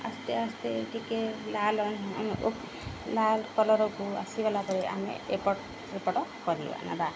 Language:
Odia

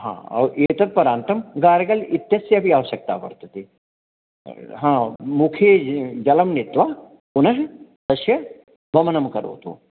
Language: Sanskrit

